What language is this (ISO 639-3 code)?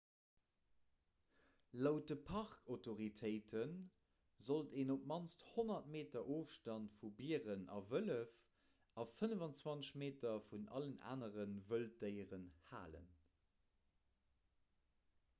ltz